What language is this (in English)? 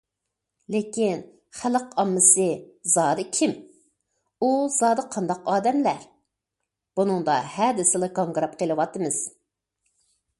Uyghur